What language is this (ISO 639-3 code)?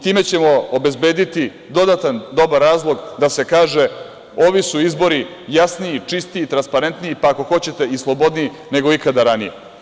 srp